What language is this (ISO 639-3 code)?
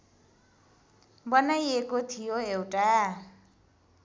nep